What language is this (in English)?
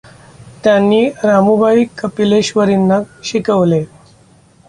Marathi